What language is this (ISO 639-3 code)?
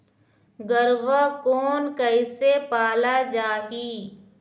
hne